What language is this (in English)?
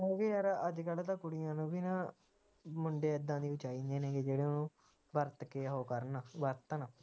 Punjabi